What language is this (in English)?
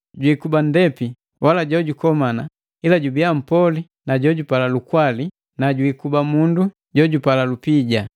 Matengo